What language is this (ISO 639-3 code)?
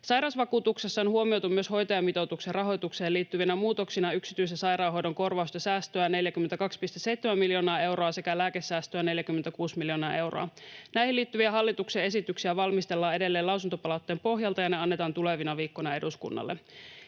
fin